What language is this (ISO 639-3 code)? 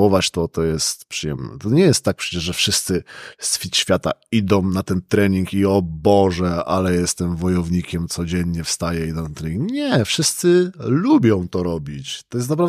pol